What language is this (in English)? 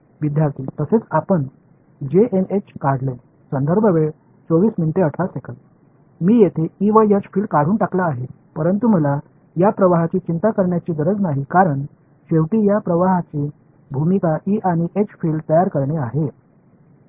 Marathi